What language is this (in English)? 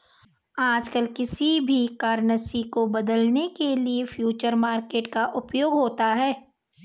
Hindi